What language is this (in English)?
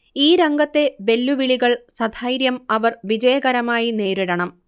Malayalam